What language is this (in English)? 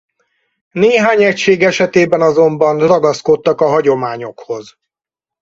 Hungarian